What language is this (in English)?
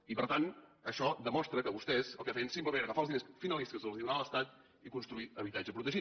Catalan